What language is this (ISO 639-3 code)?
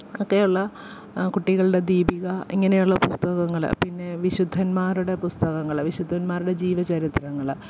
mal